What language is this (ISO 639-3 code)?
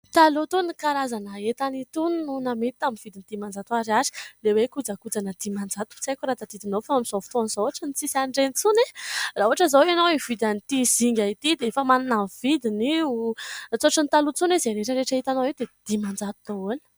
mlg